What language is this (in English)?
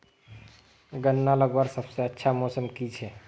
Magahi